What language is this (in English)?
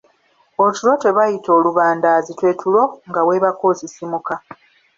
Ganda